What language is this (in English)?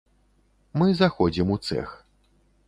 Belarusian